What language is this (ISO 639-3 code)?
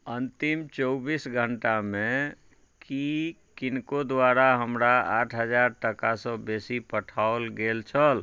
mai